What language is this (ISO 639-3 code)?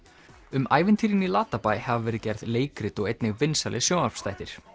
isl